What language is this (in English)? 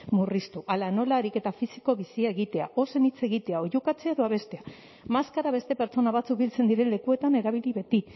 Basque